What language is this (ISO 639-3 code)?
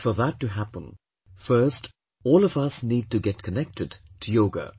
eng